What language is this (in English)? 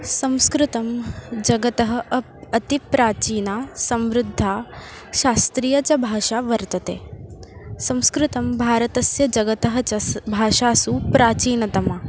Sanskrit